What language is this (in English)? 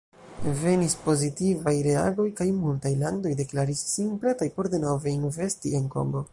Esperanto